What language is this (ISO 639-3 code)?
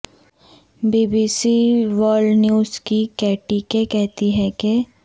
urd